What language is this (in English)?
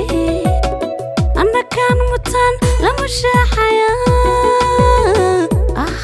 Turkish